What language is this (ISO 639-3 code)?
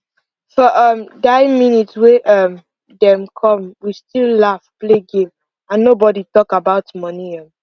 pcm